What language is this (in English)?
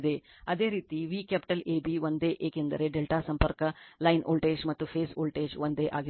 Kannada